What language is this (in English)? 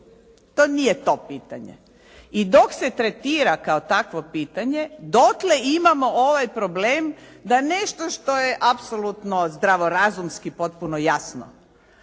Croatian